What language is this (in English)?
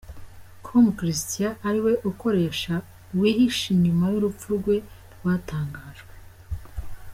Kinyarwanda